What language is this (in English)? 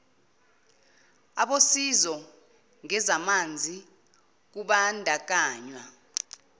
Zulu